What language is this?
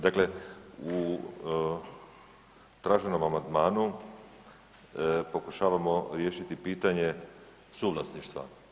Croatian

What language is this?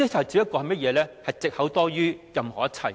Cantonese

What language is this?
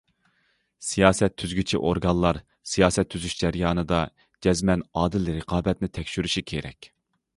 Uyghur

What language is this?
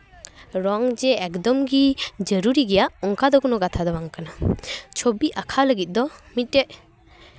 Santali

